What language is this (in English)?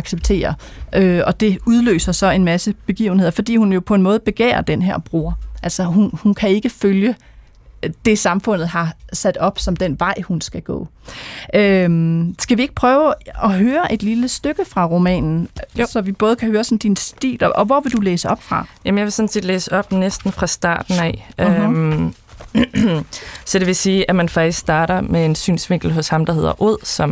Danish